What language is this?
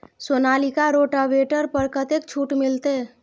Maithili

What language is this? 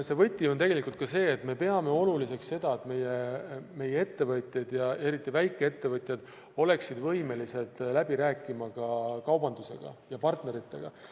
Estonian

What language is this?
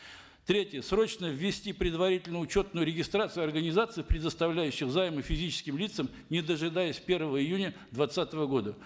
Kazakh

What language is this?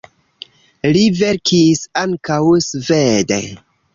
Esperanto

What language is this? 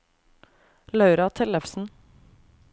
Norwegian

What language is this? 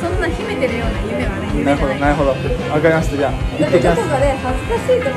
Japanese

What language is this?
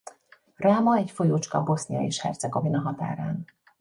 Hungarian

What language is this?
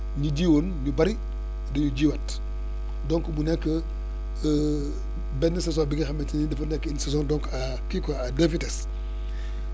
Wolof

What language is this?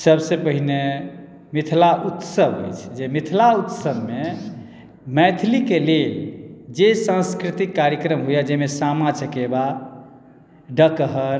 Maithili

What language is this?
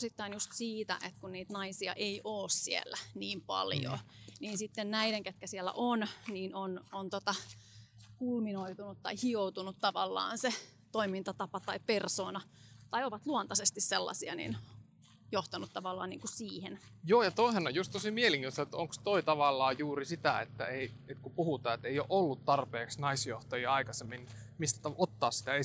Finnish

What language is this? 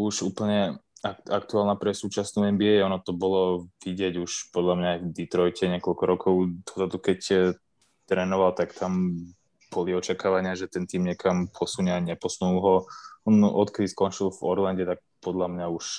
Slovak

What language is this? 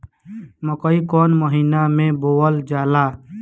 Bhojpuri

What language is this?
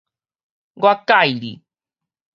Min Nan Chinese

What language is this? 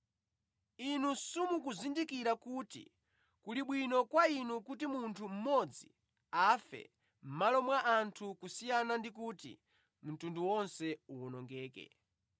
Nyanja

